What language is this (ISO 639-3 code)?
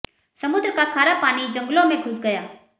hin